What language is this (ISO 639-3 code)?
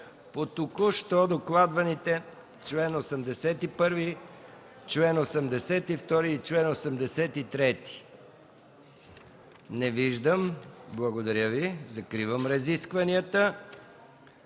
bul